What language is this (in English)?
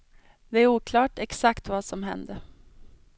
Swedish